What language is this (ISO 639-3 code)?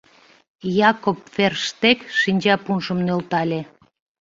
chm